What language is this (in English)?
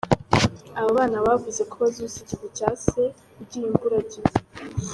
Kinyarwanda